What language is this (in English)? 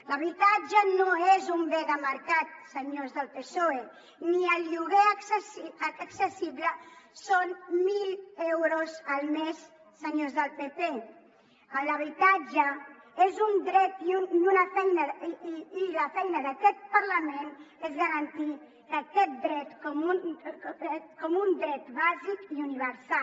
Catalan